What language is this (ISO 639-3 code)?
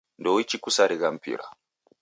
dav